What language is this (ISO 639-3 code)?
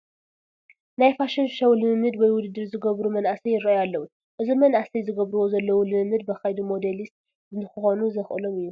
tir